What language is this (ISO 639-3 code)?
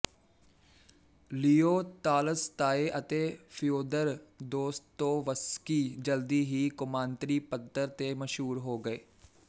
pan